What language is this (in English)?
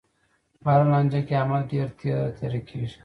Pashto